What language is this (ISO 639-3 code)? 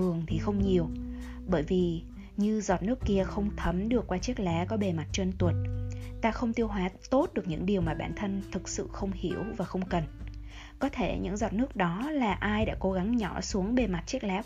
vie